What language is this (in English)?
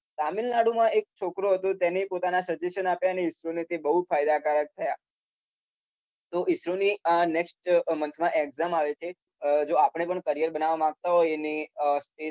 Gujarati